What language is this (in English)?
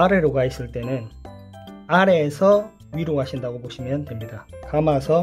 Korean